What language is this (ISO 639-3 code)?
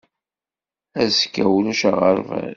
kab